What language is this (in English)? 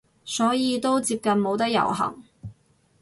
Cantonese